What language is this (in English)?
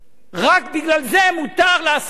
Hebrew